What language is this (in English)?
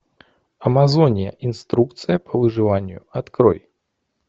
Russian